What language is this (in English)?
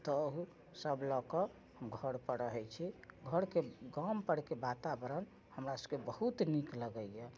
Maithili